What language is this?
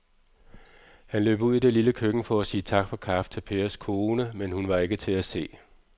Danish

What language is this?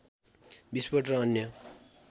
Nepali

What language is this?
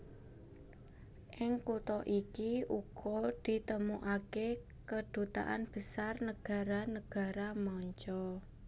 Javanese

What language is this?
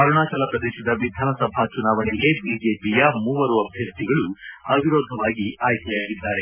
Kannada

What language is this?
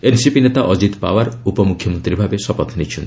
Odia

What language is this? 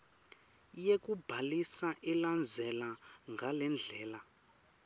Swati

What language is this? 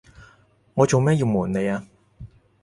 Cantonese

